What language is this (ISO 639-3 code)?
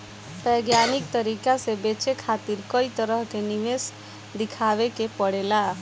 bho